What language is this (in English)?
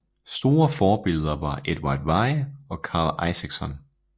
Danish